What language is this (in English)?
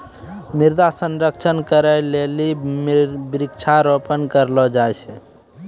Maithili